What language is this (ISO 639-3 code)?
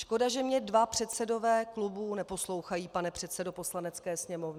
ces